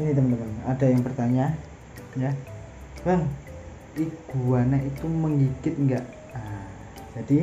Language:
Indonesian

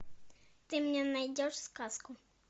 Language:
Russian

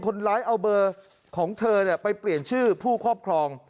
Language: Thai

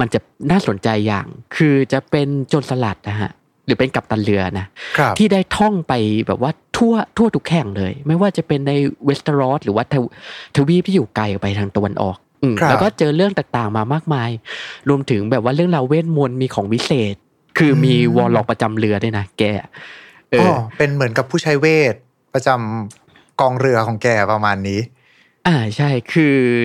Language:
Thai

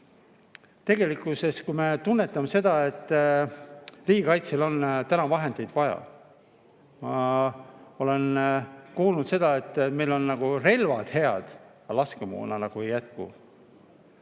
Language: Estonian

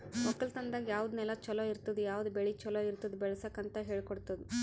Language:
Kannada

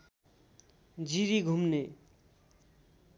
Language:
Nepali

